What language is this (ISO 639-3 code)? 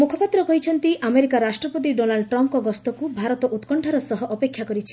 ori